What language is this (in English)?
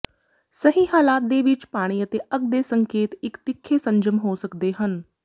Punjabi